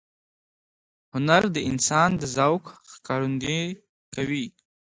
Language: Pashto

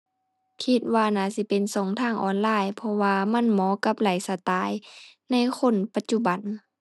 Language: Thai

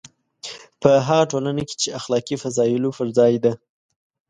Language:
Pashto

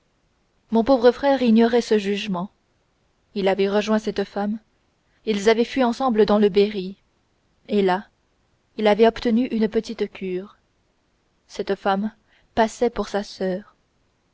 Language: French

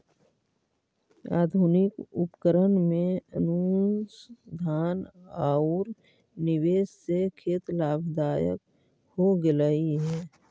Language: Magahi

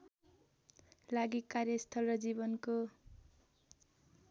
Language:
Nepali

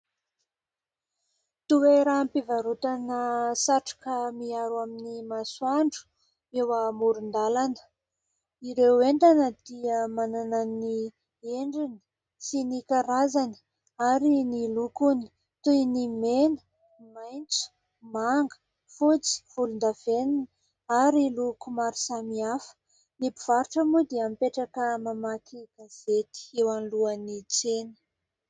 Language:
Malagasy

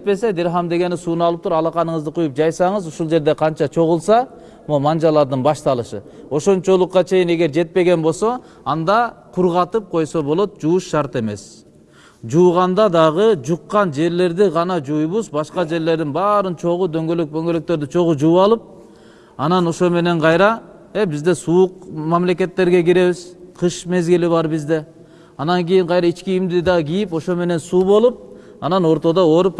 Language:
Turkish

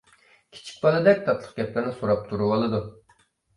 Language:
Uyghur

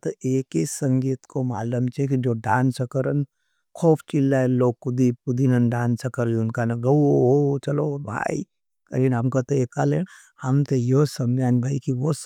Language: Nimadi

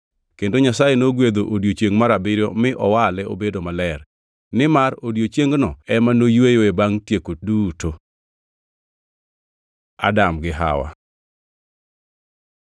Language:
Luo (Kenya and Tanzania)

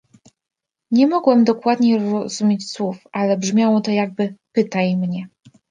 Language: Polish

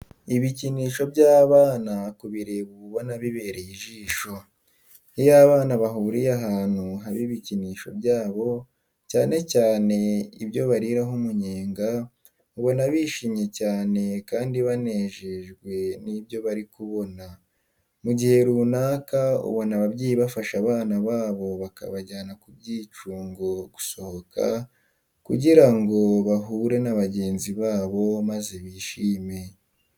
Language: Kinyarwanda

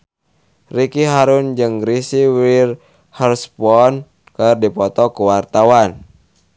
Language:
Sundanese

